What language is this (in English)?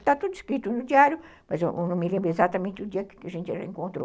Portuguese